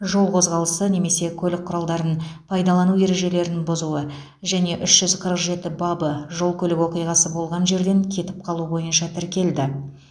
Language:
Kazakh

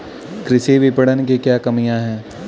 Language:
Hindi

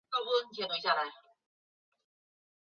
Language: Chinese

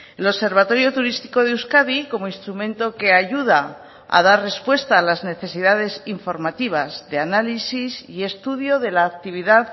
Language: Spanish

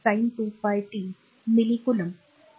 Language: Marathi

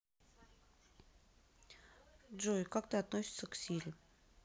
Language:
Russian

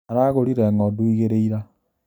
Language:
Kikuyu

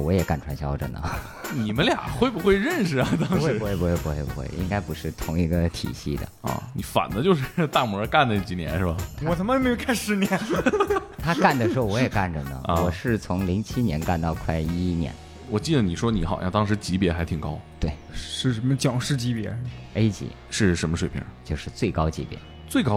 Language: Chinese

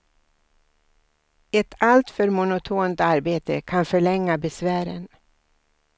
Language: Swedish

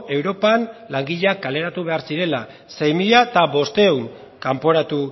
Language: Basque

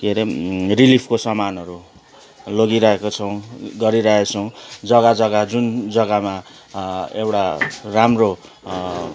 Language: Nepali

